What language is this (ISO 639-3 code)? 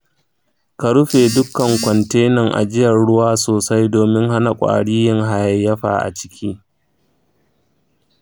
hau